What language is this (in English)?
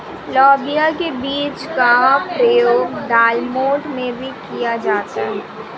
Hindi